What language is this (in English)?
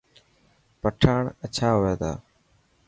Dhatki